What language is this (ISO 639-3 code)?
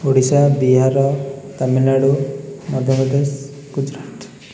ori